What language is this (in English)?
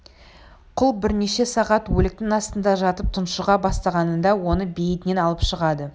Kazakh